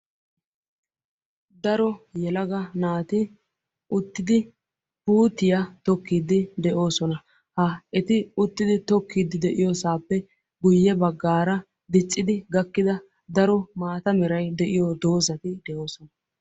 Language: Wolaytta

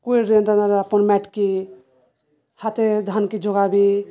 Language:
Odia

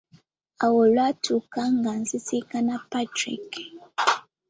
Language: Ganda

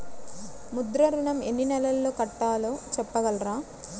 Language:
Telugu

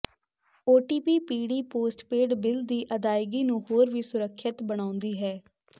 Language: Punjabi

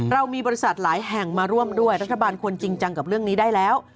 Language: Thai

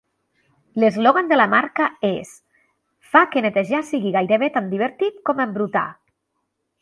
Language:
Catalan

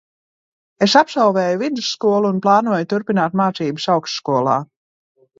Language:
Latvian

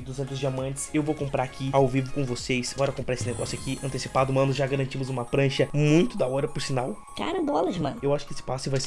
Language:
Portuguese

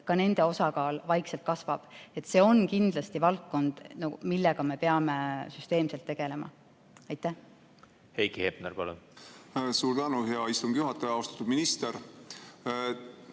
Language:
Estonian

